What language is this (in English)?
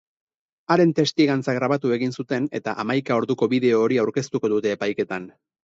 Basque